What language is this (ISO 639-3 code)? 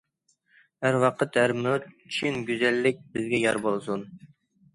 uig